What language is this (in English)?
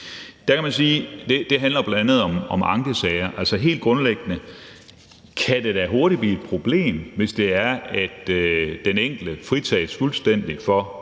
Danish